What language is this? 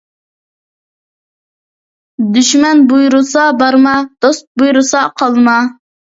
Uyghur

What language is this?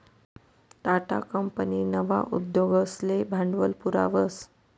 Marathi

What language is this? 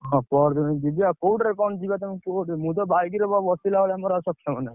Odia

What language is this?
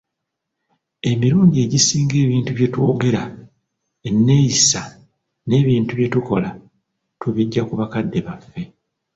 Ganda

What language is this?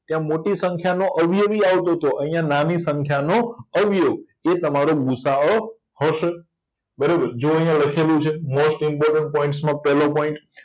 Gujarati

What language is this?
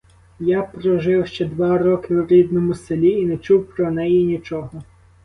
Ukrainian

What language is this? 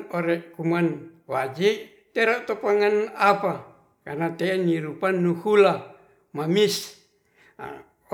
Ratahan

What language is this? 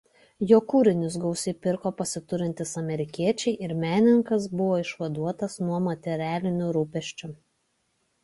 Lithuanian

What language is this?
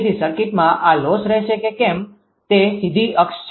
Gujarati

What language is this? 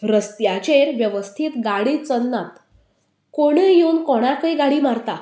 Konkani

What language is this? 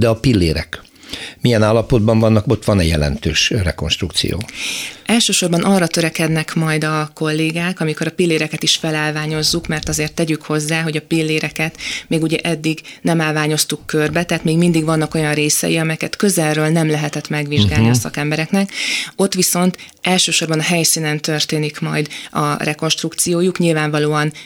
Hungarian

